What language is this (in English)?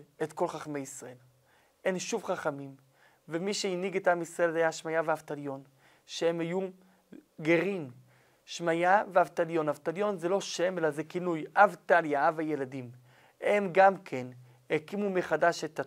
Hebrew